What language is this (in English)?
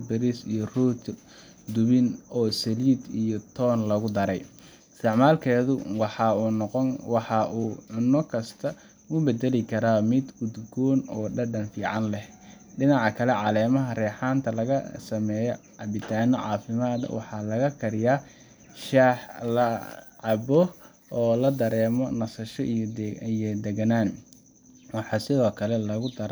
Somali